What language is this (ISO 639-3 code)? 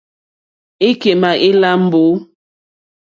bri